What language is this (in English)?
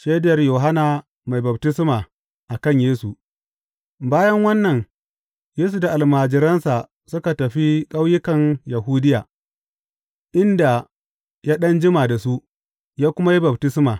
Hausa